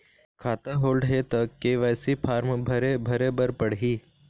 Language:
Chhattisgarhi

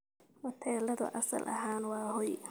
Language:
Somali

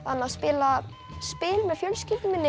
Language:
Icelandic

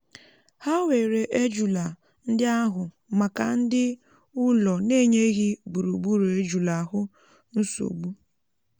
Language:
Igbo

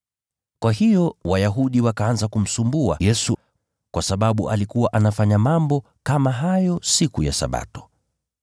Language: Swahili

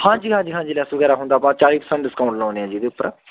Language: Punjabi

